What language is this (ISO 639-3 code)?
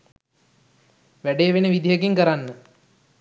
sin